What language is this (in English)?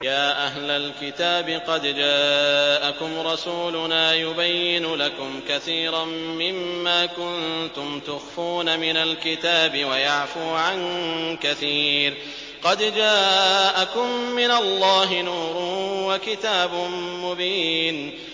Arabic